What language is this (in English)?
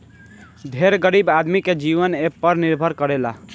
Bhojpuri